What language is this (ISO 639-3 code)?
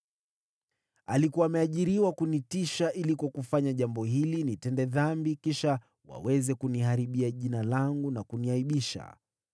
swa